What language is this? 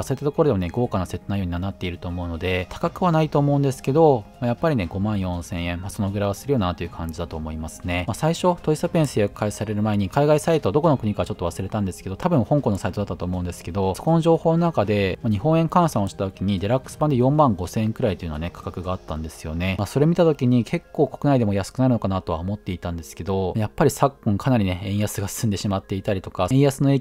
Japanese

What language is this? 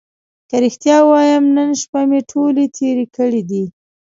Pashto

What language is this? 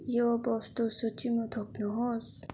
Nepali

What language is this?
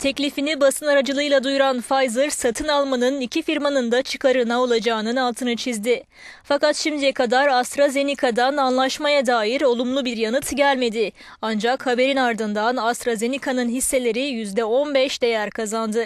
Turkish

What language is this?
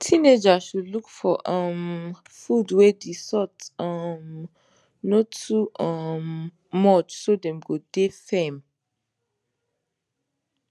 Nigerian Pidgin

